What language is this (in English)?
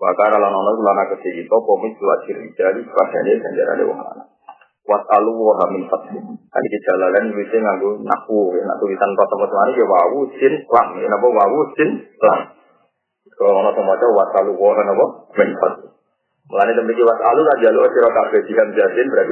Indonesian